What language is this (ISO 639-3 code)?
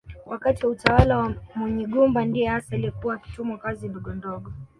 swa